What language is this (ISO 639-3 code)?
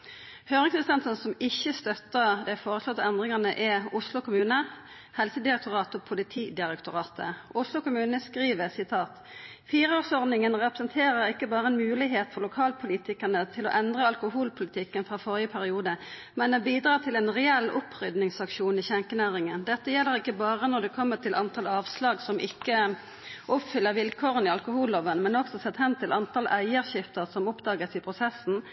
nno